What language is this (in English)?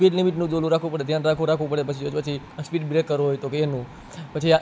Gujarati